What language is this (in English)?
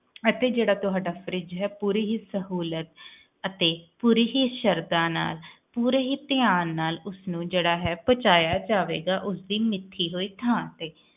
Punjabi